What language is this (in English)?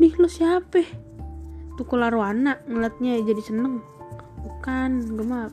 Indonesian